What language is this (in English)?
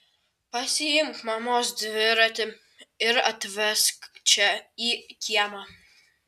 Lithuanian